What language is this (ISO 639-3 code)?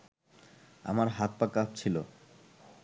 ben